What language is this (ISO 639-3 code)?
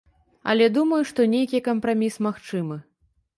bel